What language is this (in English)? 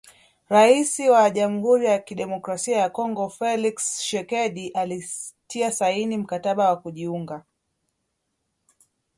Swahili